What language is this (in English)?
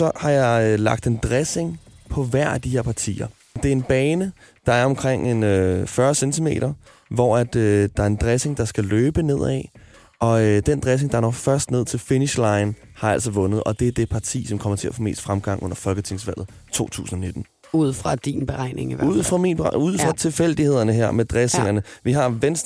Danish